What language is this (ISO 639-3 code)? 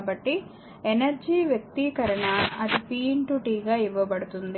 tel